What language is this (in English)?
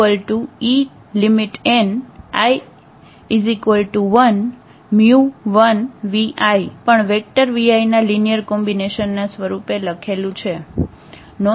Gujarati